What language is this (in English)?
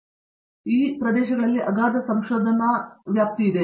Kannada